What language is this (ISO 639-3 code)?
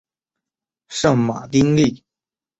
zho